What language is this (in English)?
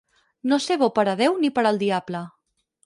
Catalan